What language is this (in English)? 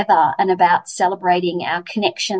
Indonesian